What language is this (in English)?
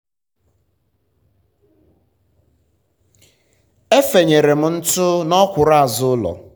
Igbo